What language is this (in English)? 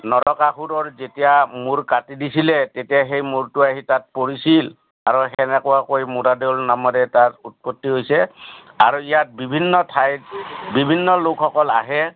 Assamese